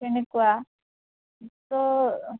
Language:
Assamese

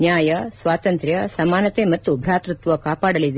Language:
Kannada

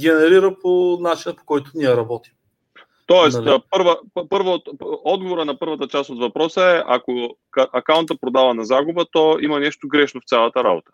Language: Bulgarian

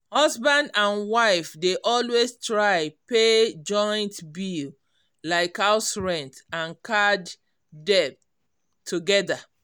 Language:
Nigerian Pidgin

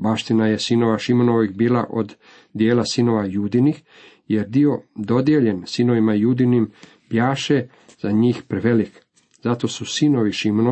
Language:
Croatian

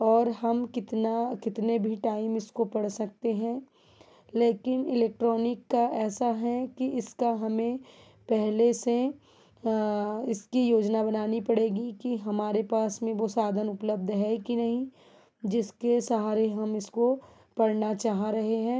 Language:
Hindi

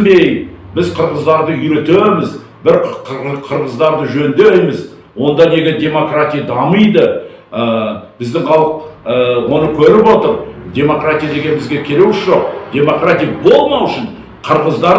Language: Kazakh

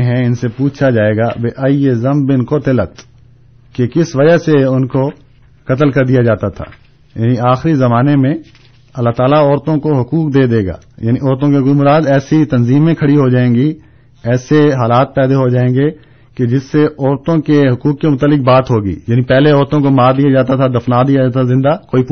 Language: Urdu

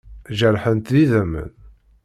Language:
Kabyle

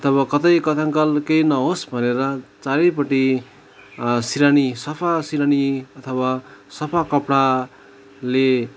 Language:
Nepali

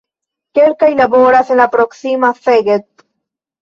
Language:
Esperanto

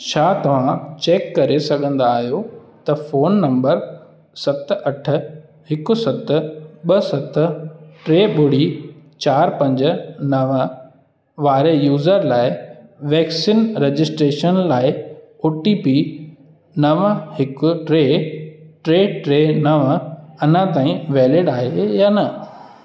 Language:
Sindhi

